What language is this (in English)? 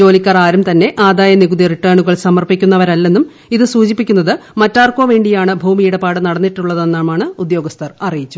Malayalam